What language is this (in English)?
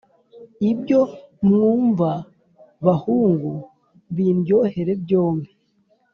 Kinyarwanda